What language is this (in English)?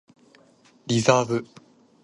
Japanese